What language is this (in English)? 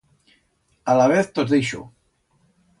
Aragonese